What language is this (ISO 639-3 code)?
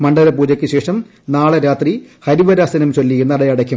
mal